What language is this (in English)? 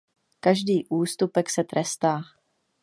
Czech